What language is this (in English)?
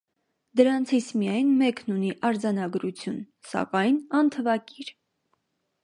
Armenian